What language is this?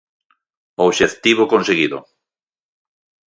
Galician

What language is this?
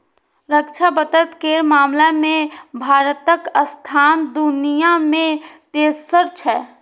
Maithili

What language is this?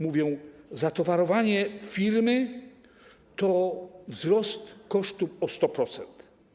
Polish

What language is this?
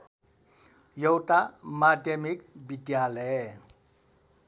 Nepali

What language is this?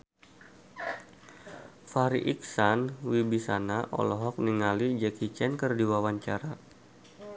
Sundanese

